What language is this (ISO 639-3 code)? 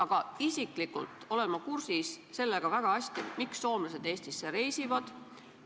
est